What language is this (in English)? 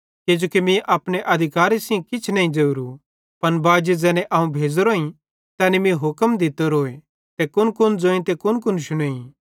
Bhadrawahi